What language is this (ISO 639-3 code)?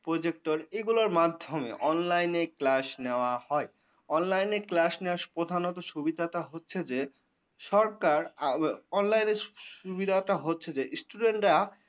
ben